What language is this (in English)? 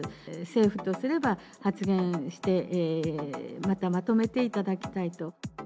Japanese